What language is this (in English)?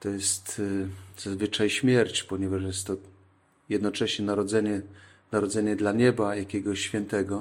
Polish